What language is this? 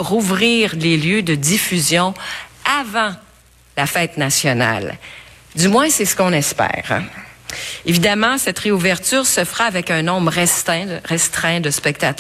French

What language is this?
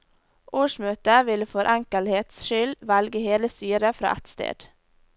Norwegian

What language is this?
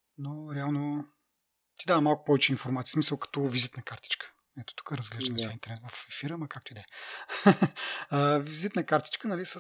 Bulgarian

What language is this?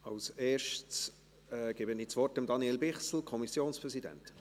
Swiss German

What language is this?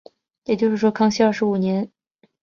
Chinese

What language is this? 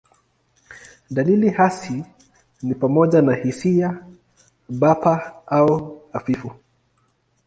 Swahili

